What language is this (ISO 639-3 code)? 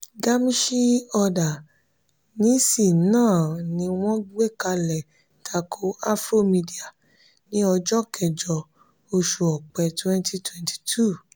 yor